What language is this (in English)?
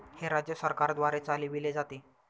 Marathi